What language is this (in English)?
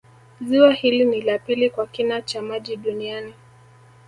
Swahili